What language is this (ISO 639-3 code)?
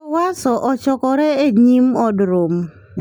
luo